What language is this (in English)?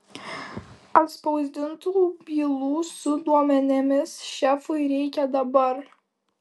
Lithuanian